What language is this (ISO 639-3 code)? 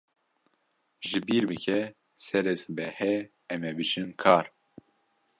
kur